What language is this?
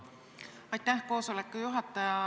Estonian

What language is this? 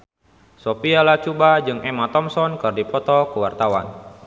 Sundanese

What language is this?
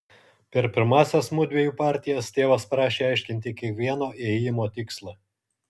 Lithuanian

